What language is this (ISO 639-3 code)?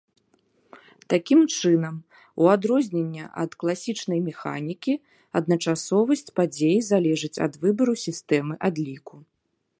bel